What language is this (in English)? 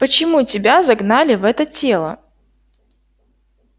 Russian